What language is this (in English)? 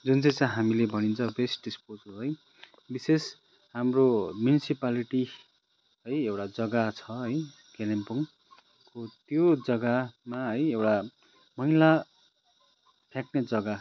Nepali